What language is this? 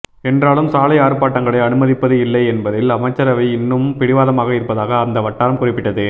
Tamil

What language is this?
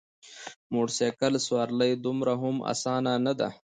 Pashto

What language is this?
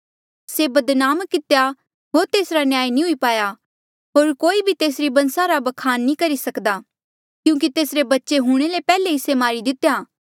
Mandeali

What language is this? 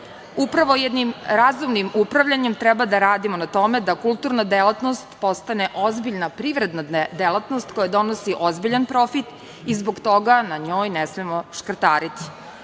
Serbian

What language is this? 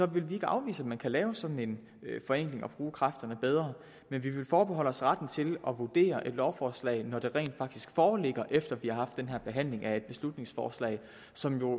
Danish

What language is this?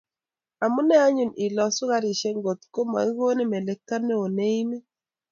Kalenjin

